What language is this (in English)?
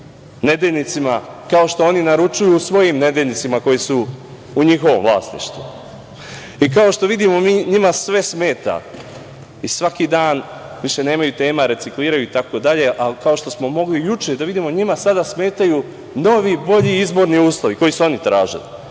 Serbian